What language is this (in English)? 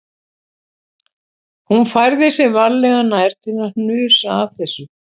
Icelandic